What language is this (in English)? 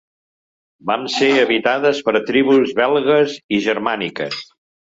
Catalan